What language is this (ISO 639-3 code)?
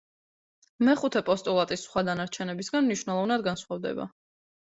kat